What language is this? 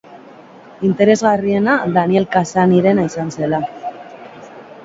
Basque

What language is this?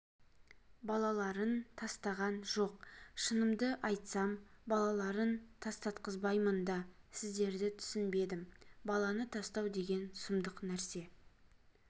Kazakh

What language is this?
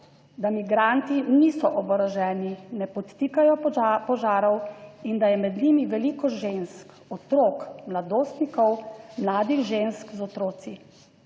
Slovenian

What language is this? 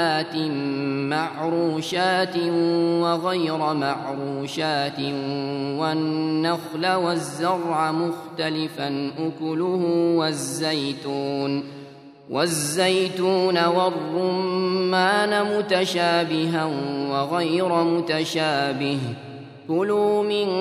Arabic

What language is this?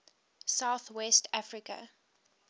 English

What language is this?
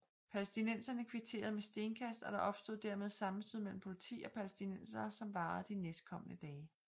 Danish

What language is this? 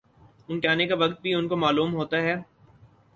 Urdu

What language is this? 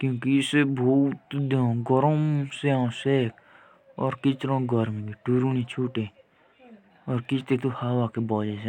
Jaunsari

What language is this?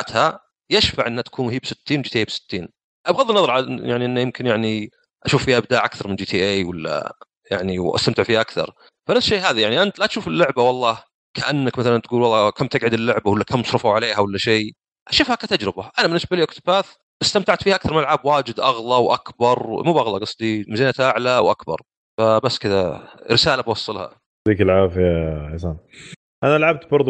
Arabic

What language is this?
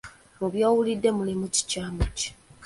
Ganda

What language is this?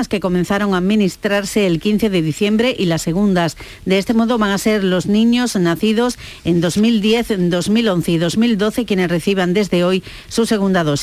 Spanish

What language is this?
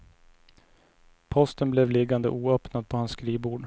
Swedish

